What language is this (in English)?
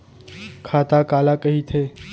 Chhattisgarhi